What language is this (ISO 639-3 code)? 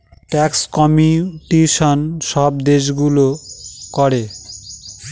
ben